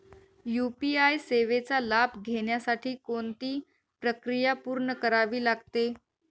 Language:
Marathi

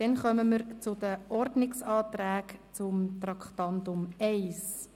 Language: Swiss German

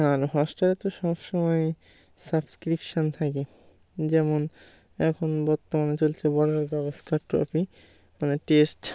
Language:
Bangla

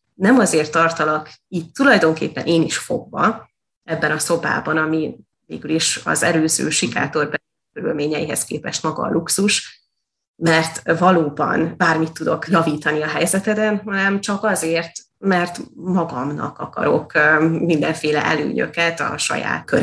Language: Hungarian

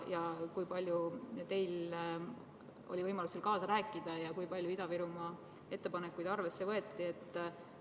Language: Estonian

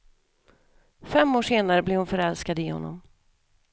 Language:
Swedish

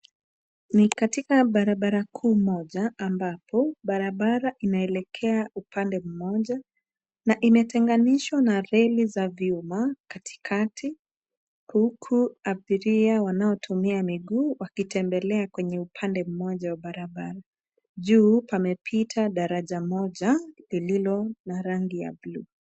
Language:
Swahili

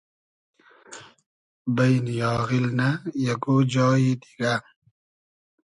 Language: Hazaragi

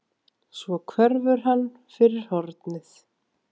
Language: Icelandic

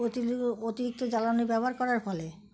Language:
Bangla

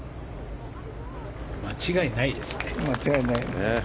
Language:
Japanese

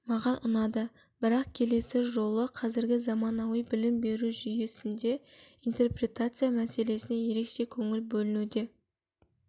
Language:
Kazakh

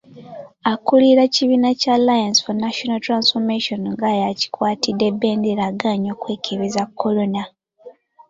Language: Ganda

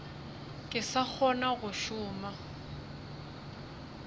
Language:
Northern Sotho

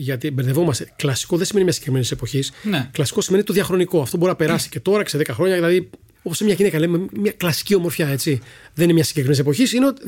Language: Greek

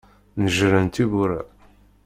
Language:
Kabyle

